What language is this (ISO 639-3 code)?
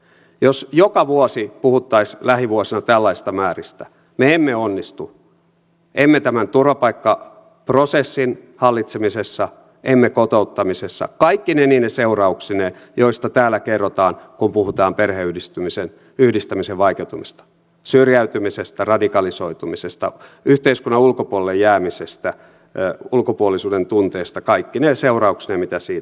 fin